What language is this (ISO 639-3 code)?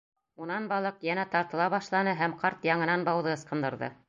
bak